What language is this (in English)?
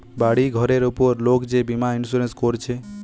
Bangla